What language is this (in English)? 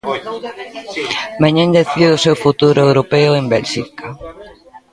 Galician